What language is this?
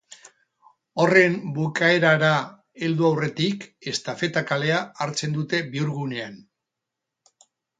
Basque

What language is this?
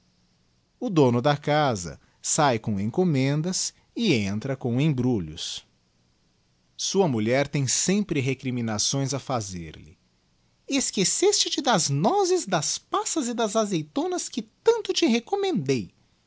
Portuguese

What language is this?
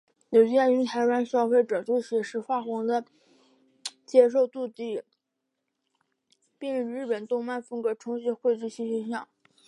Chinese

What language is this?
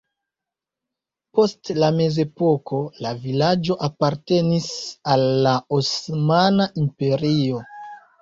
Esperanto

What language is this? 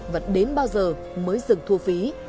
Vietnamese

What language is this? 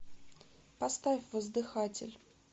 Russian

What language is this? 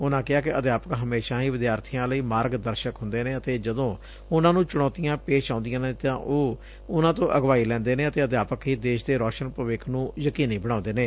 Punjabi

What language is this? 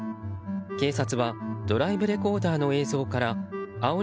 Japanese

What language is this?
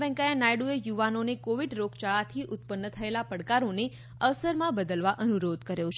Gujarati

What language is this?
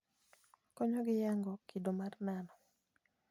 Luo (Kenya and Tanzania)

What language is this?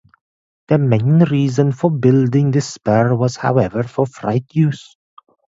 English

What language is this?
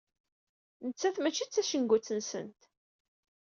Kabyle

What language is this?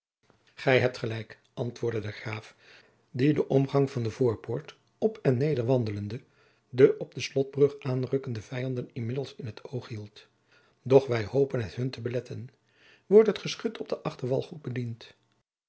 Dutch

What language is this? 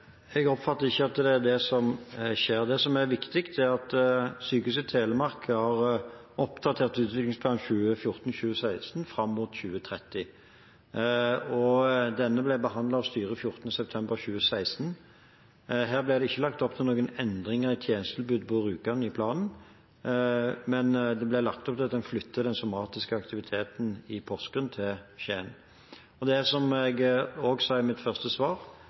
Norwegian Bokmål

